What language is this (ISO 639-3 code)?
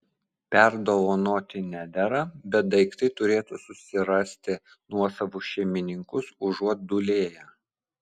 lit